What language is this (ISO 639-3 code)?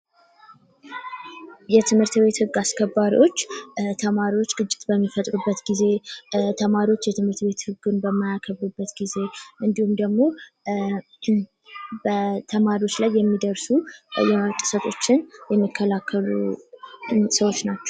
amh